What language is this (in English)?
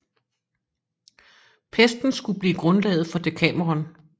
Danish